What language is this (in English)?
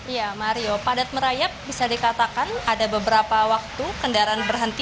Indonesian